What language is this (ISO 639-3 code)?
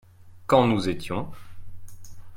fra